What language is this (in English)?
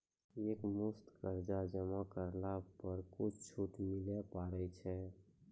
Maithili